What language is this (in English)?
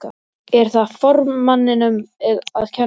Icelandic